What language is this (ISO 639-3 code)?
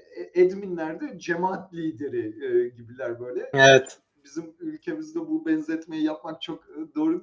tur